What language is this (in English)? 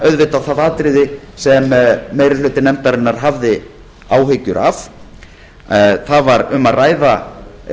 Icelandic